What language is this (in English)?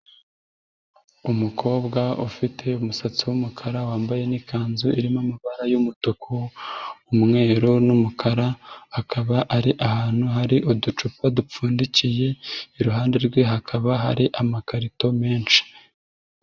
Kinyarwanda